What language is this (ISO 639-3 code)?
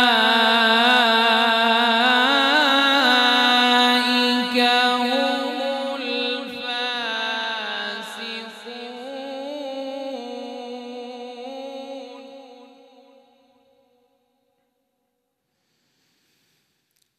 ara